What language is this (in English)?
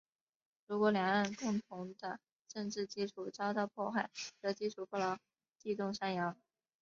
Chinese